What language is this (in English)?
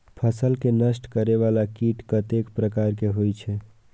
Maithili